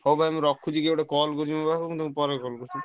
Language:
Odia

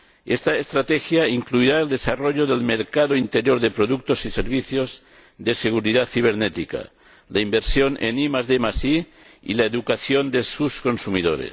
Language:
Spanish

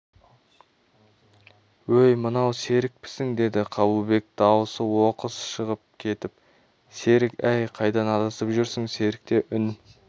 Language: Kazakh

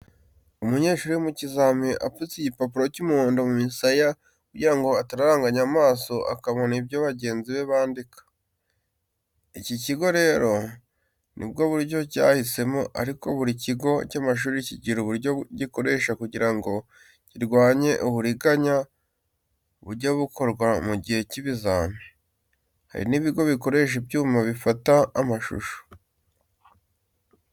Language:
Kinyarwanda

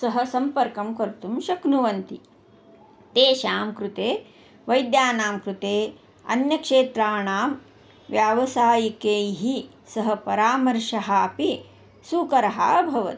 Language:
Sanskrit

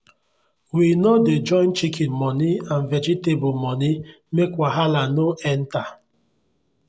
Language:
Nigerian Pidgin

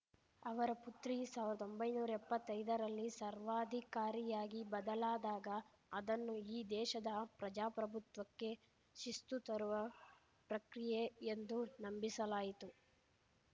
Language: Kannada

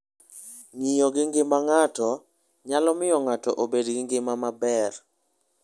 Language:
Luo (Kenya and Tanzania)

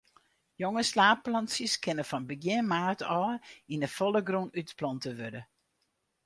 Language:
Western Frisian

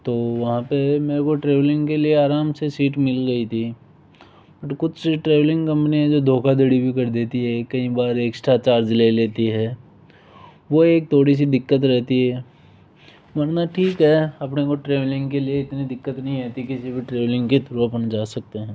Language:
Hindi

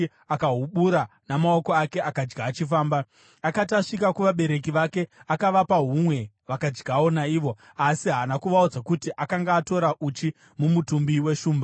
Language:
Shona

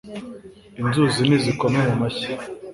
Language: Kinyarwanda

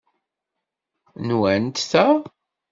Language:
Kabyle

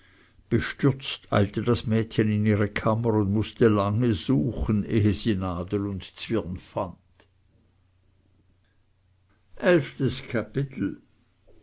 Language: German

